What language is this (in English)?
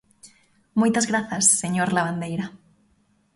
Galician